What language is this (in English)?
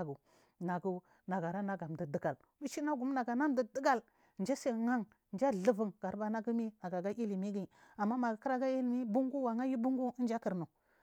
Marghi South